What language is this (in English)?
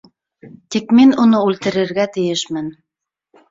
Bashkir